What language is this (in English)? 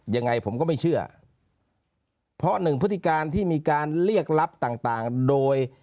Thai